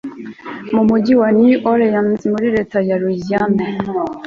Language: Kinyarwanda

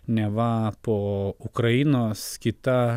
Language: Lithuanian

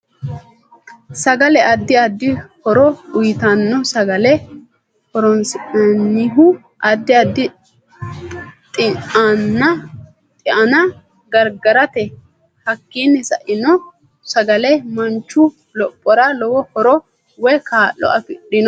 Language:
Sidamo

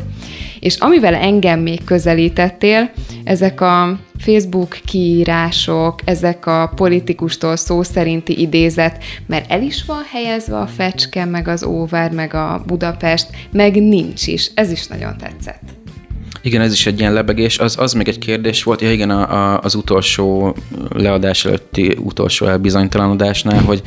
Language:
Hungarian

